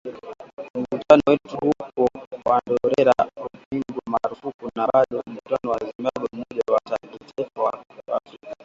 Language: Swahili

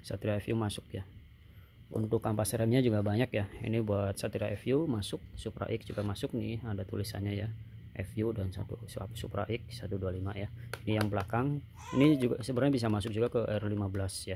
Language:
Indonesian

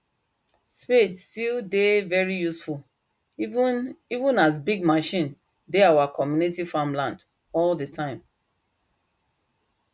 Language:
Nigerian Pidgin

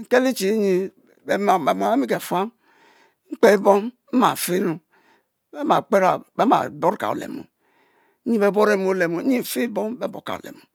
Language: Mbe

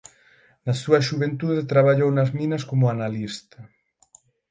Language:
Galician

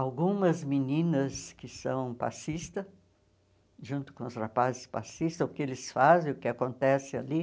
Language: Portuguese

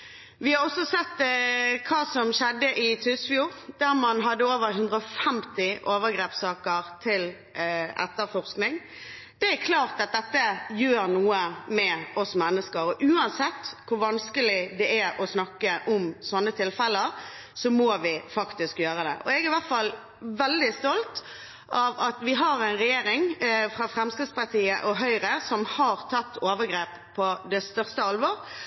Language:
Norwegian Bokmål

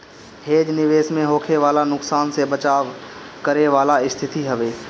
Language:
Bhojpuri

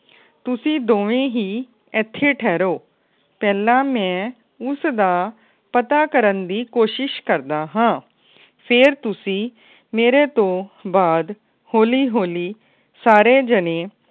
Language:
Punjabi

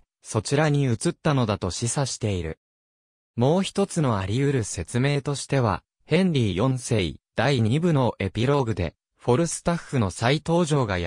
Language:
Japanese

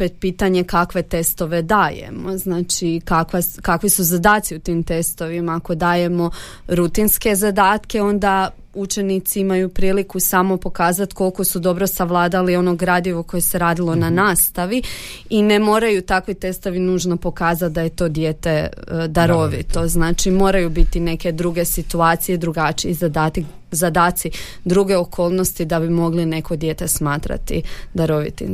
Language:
Croatian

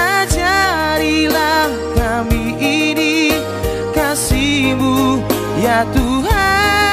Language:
Indonesian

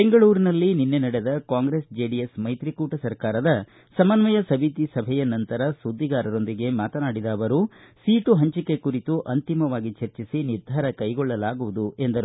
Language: Kannada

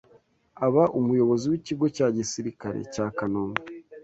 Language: Kinyarwanda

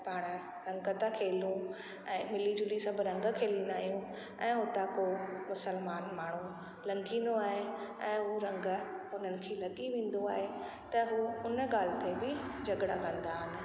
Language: Sindhi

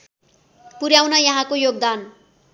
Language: Nepali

